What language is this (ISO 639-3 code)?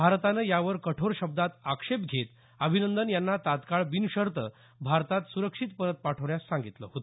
mar